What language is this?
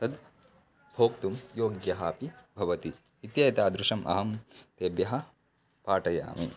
Sanskrit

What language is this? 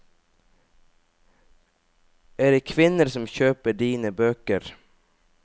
Norwegian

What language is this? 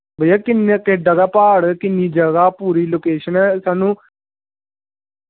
Dogri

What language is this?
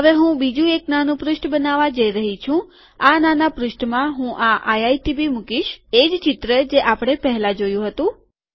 Gujarati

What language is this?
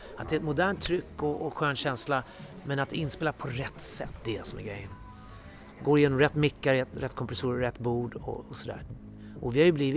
Swedish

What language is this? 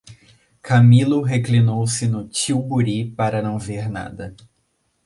Portuguese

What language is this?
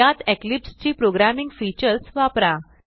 Marathi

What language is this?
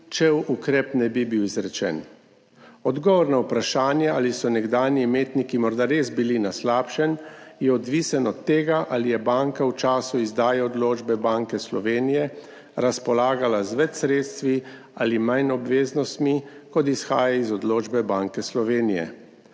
Slovenian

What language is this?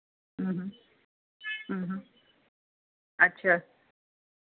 Dogri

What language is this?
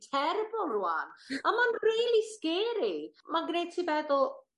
Welsh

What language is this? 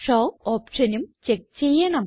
Malayalam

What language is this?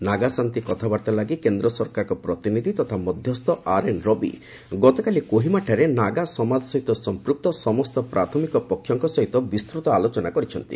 Odia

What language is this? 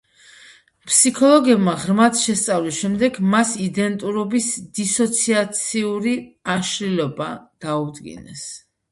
Georgian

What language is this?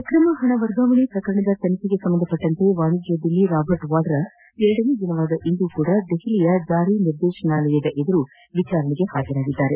Kannada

